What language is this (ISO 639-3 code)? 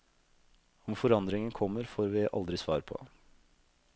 nor